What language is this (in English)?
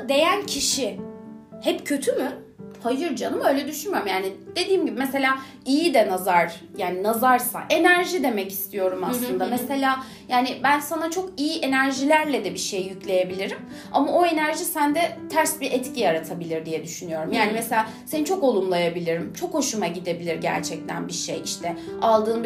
Turkish